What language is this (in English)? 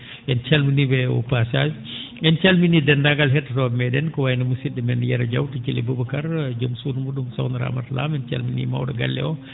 Fula